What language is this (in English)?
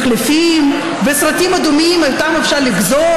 Hebrew